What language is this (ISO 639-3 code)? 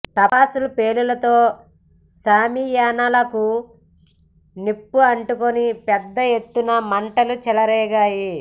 tel